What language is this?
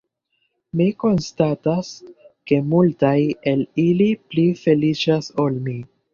Esperanto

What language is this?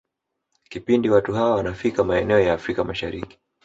Swahili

